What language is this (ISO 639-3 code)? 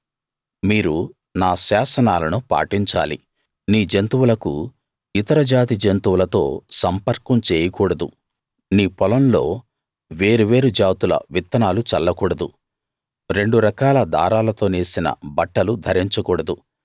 tel